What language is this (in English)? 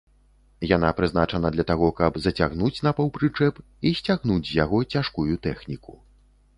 Belarusian